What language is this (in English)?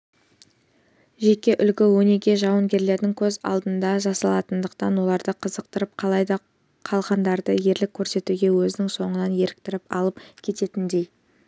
Kazakh